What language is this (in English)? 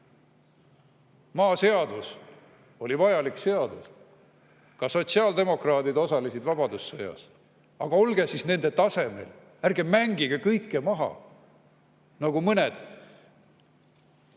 Estonian